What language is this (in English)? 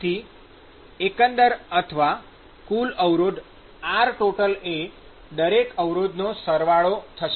Gujarati